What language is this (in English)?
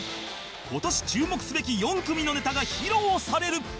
Japanese